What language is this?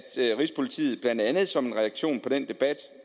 Danish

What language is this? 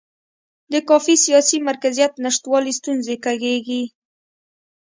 Pashto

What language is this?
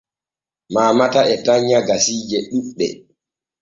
Borgu Fulfulde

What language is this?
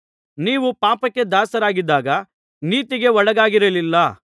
Kannada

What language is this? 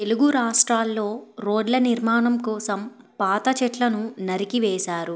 Telugu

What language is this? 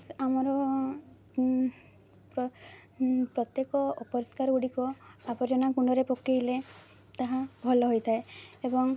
Odia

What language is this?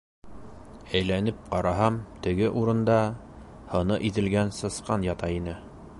Bashkir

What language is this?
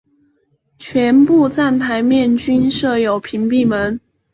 Chinese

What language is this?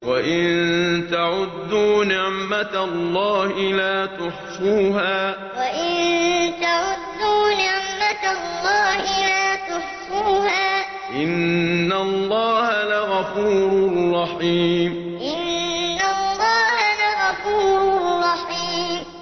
Arabic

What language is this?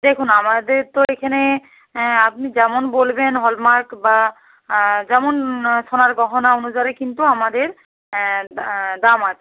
Bangla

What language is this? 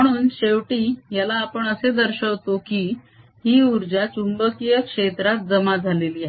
Marathi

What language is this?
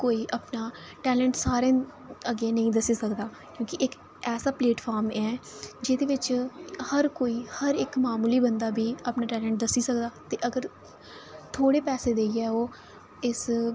Dogri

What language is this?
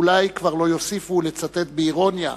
Hebrew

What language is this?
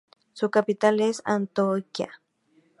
Spanish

